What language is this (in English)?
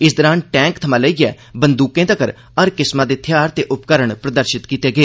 Dogri